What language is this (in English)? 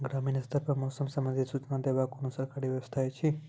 Maithili